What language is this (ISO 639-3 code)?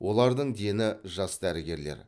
kaz